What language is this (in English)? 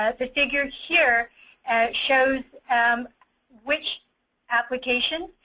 English